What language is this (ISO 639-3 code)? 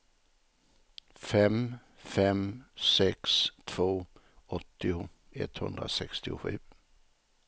swe